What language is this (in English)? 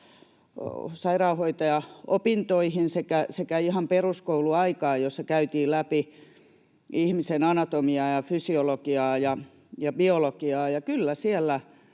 Finnish